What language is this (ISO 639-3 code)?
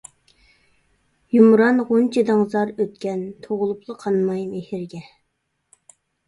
uig